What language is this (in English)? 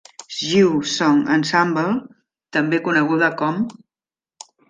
Catalan